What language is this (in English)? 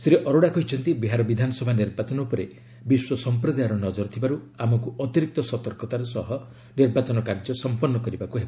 Odia